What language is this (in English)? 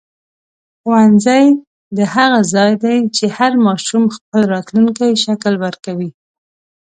Pashto